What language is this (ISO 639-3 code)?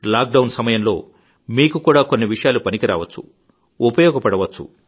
tel